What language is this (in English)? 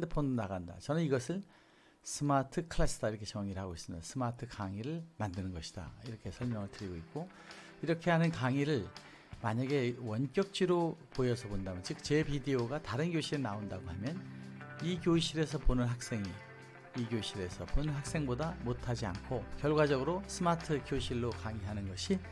Korean